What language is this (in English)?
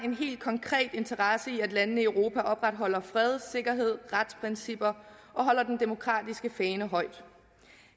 Danish